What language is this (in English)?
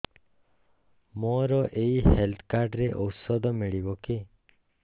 Odia